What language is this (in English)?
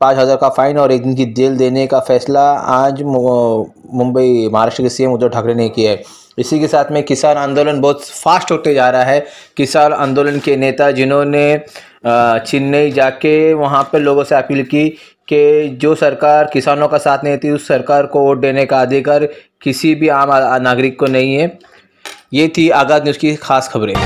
Hindi